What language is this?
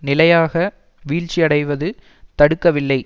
Tamil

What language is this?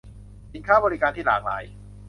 Thai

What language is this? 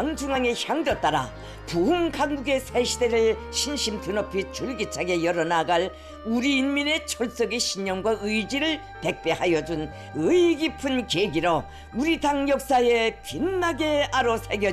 Korean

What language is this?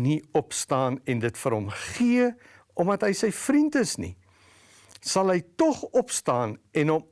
Dutch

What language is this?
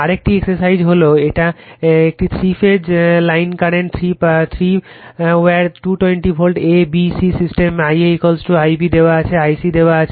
Bangla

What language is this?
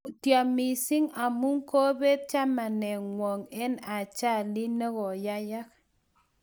Kalenjin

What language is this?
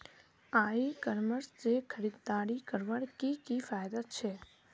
Magahi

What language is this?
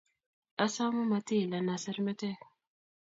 Kalenjin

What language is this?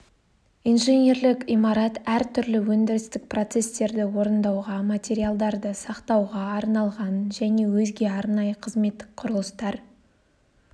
Kazakh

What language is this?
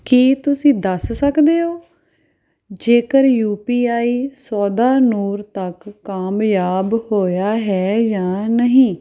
Punjabi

